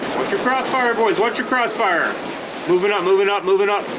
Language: English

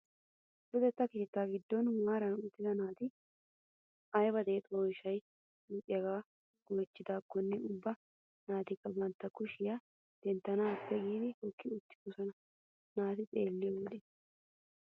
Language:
Wolaytta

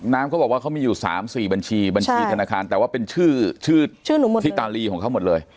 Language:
Thai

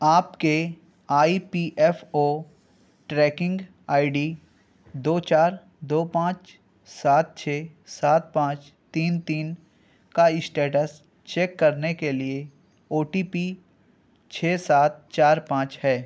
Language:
Urdu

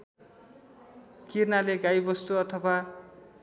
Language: Nepali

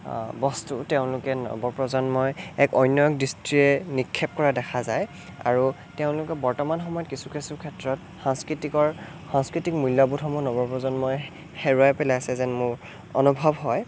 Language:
Assamese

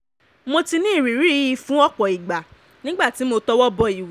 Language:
Yoruba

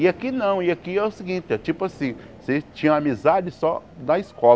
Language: Portuguese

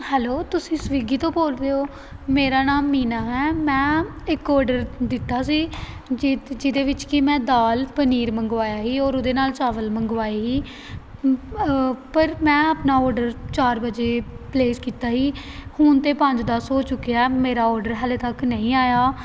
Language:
Punjabi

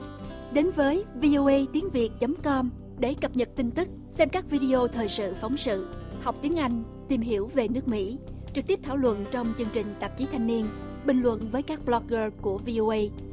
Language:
Vietnamese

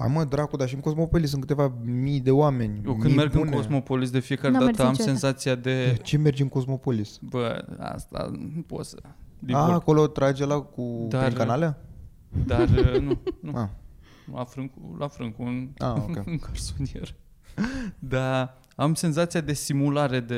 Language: Romanian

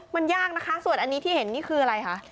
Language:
Thai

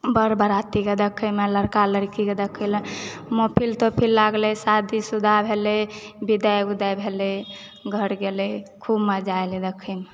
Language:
Maithili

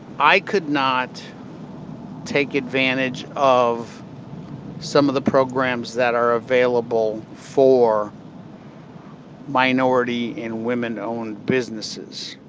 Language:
English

